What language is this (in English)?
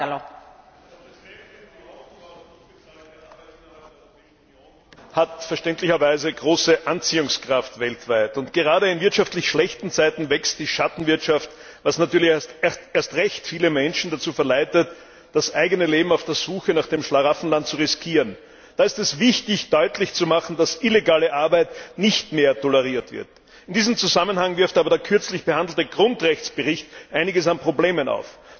German